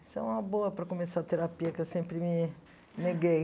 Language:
Portuguese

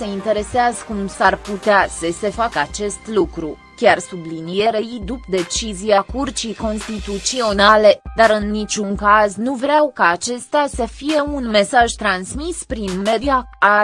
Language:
Romanian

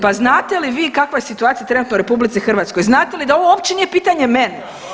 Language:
Croatian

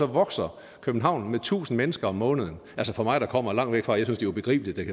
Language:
Danish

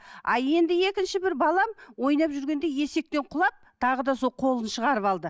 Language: Kazakh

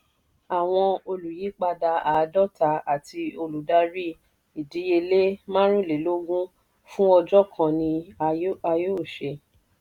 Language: Yoruba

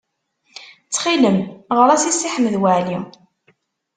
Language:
Kabyle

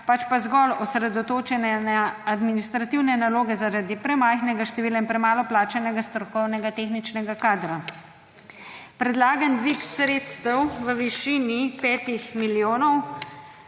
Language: Slovenian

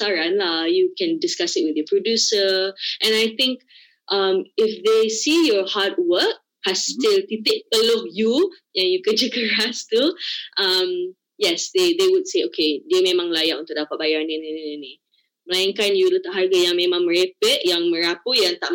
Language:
Malay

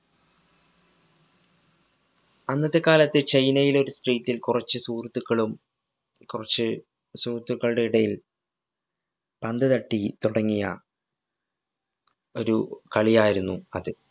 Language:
Malayalam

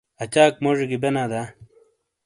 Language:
Shina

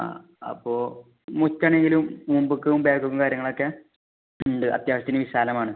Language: Malayalam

